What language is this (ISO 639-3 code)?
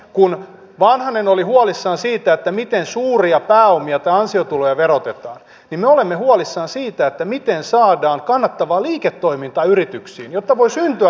fin